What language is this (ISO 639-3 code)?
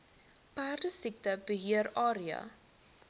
afr